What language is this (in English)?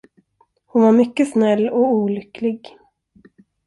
Swedish